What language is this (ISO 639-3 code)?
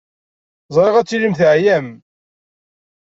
kab